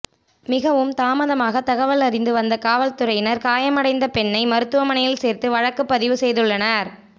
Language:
Tamil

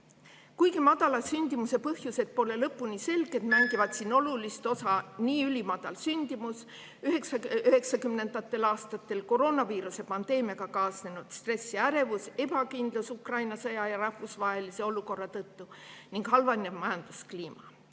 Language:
Estonian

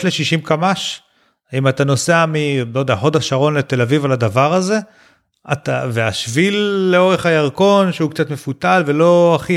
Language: Hebrew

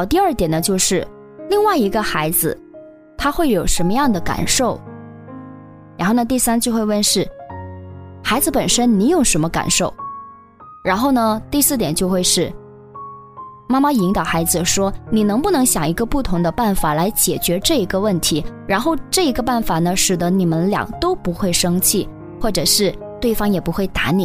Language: Chinese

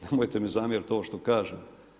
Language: Croatian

